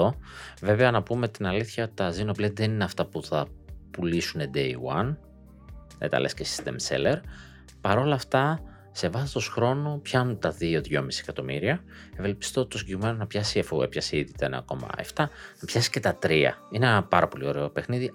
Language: Greek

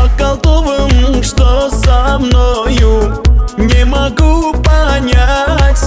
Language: Romanian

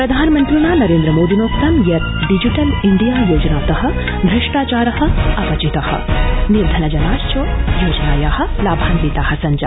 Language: Sanskrit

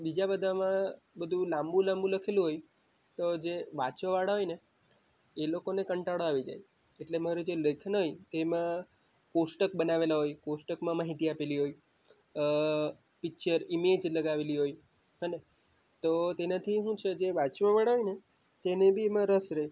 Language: Gujarati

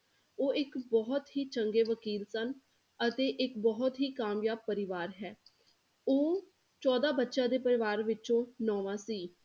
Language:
Punjabi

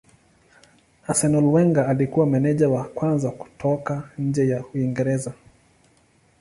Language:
Swahili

